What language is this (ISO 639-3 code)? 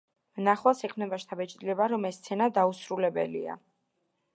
kat